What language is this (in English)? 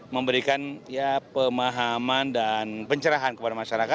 Indonesian